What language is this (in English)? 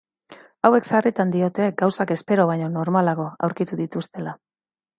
Basque